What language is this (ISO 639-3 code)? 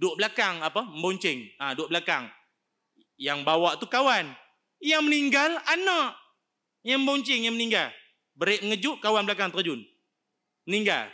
msa